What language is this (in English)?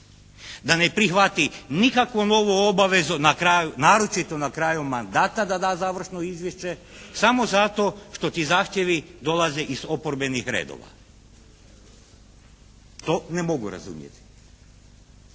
Croatian